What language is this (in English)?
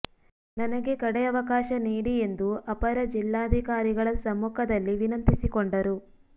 Kannada